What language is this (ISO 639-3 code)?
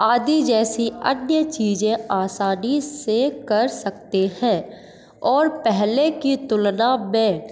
hin